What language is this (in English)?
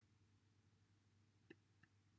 Welsh